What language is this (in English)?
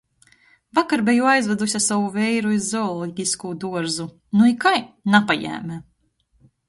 Latgalian